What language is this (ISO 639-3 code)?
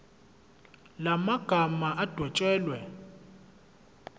zul